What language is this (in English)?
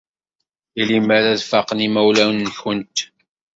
Kabyle